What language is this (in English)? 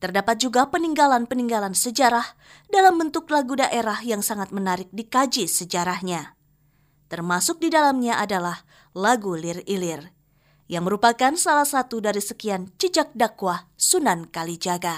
Indonesian